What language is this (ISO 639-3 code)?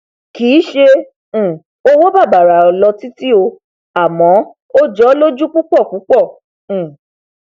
yor